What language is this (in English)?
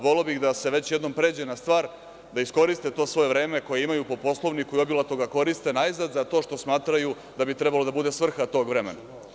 Serbian